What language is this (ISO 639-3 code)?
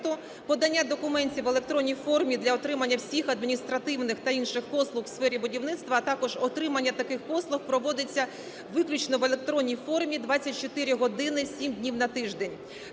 ukr